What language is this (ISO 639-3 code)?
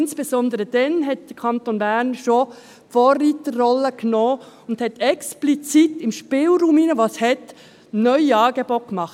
gsw